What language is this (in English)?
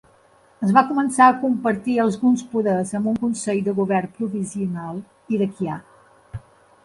Catalan